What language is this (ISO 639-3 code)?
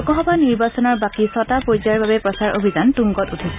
asm